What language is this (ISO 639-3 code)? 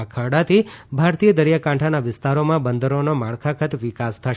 guj